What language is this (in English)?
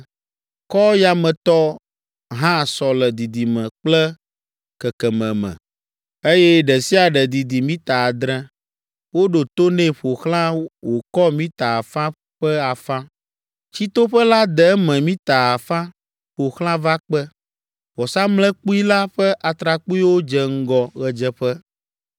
Ewe